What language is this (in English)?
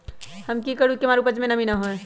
Magahi